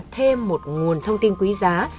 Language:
Vietnamese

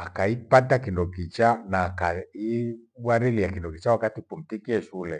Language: Gweno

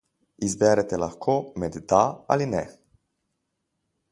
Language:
Slovenian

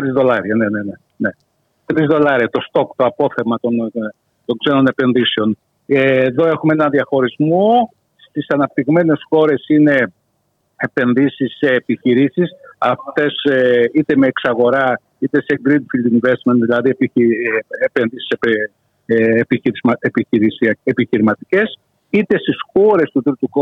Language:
Greek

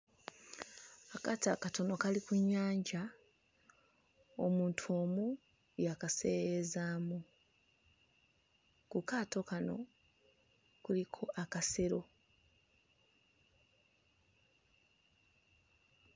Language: Ganda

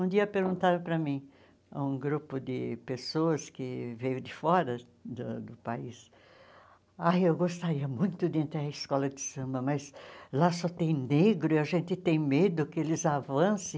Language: Portuguese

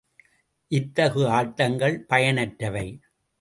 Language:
Tamil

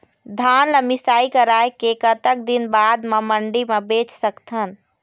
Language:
Chhattisgarhi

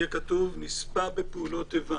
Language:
Hebrew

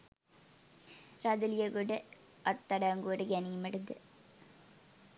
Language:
Sinhala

